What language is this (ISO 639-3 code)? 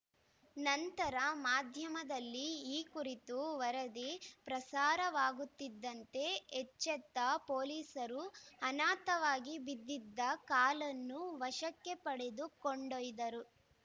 kan